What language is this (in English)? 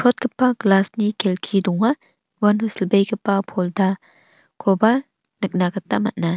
Garo